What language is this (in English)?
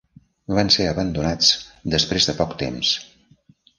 Catalan